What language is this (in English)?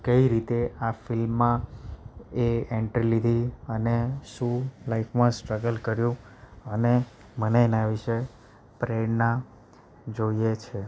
Gujarati